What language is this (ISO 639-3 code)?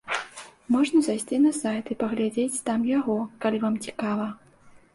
bel